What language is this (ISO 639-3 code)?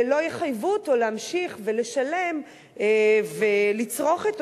heb